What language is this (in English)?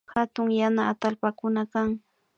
Imbabura Highland Quichua